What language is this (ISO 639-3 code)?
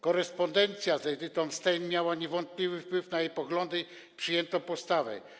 pol